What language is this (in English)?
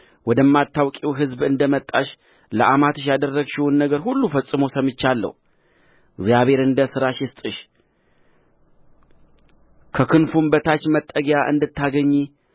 Amharic